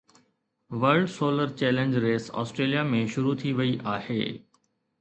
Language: Sindhi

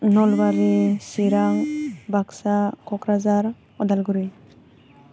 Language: Bodo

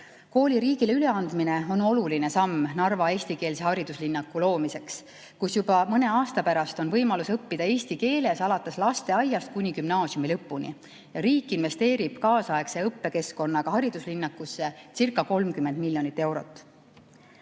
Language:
Estonian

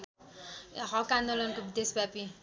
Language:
Nepali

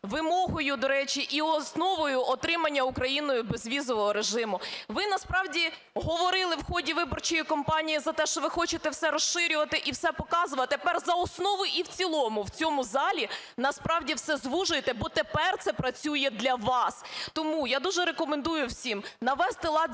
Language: Ukrainian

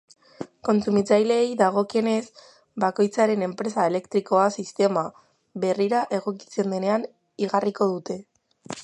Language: Basque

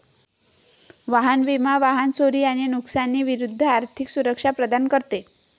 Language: Marathi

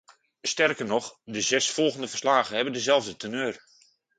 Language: Dutch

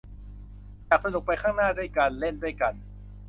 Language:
Thai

